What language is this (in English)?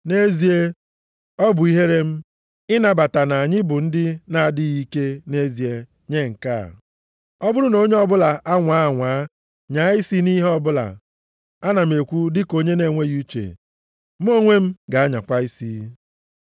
Igbo